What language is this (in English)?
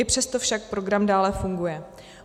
Czech